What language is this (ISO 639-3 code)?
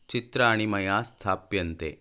san